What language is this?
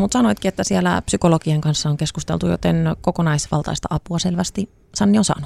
Finnish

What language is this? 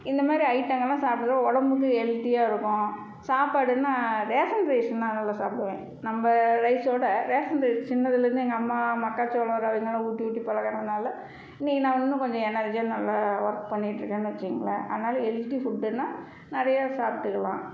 Tamil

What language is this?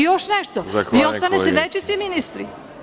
Serbian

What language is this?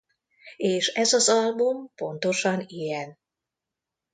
Hungarian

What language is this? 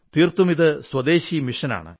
Malayalam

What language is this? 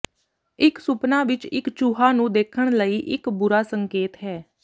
Punjabi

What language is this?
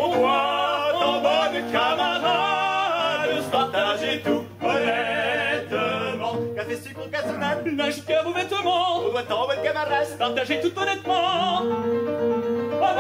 French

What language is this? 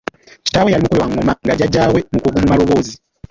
Ganda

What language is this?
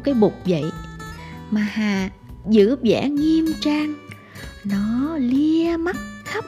Vietnamese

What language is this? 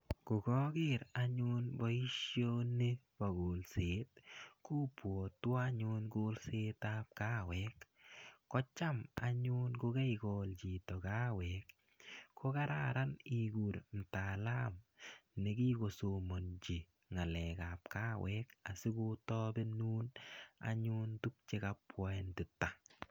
Kalenjin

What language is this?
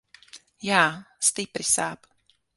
Latvian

